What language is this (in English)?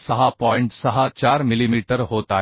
Marathi